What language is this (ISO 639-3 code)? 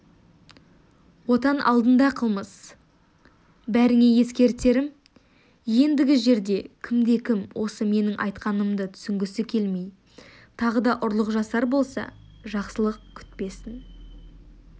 kaz